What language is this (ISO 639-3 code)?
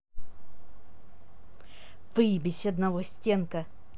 rus